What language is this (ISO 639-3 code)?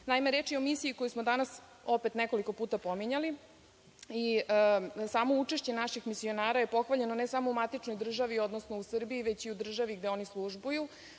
srp